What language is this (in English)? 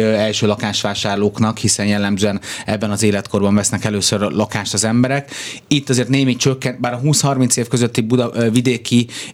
Hungarian